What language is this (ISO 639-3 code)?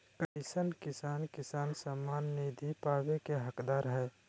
mag